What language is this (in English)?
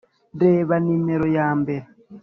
Kinyarwanda